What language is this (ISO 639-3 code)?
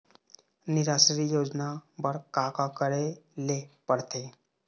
hne